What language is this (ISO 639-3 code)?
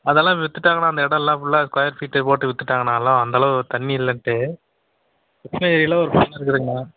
tam